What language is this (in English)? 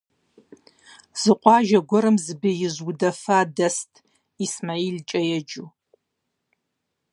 Kabardian